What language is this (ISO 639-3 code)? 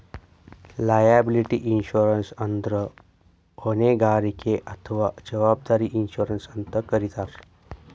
kan